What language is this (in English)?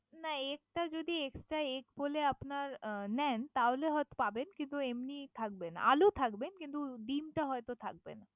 Bangla